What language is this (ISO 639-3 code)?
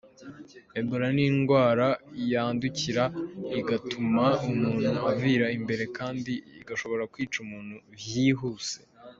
kin